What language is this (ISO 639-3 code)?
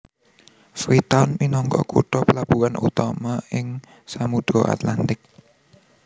jav